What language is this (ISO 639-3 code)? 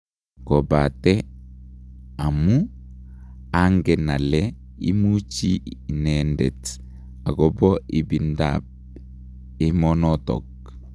kln